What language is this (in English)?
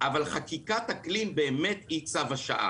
Hebrew